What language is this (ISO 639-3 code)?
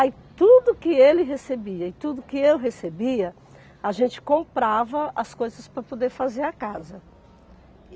por